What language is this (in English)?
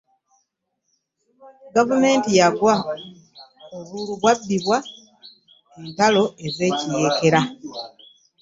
Ganda